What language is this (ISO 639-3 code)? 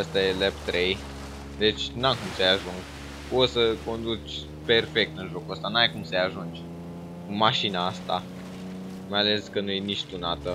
ron